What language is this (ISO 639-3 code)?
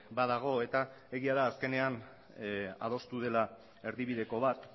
eus